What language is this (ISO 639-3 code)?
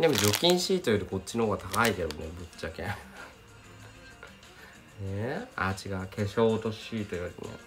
jpn